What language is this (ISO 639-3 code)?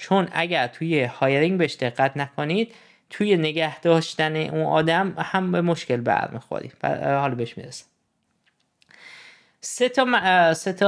fas